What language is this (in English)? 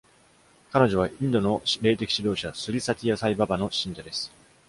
Japanese